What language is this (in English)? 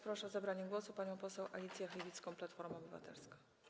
Polish